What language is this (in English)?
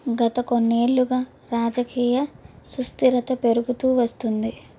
Telugu